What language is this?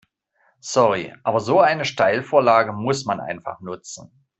German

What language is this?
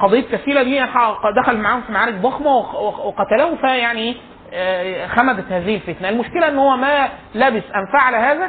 Arabic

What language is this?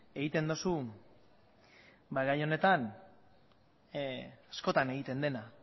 Basque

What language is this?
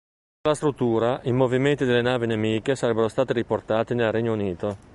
Italian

